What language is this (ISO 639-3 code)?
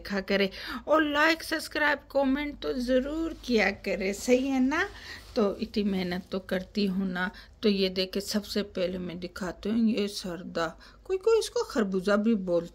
hin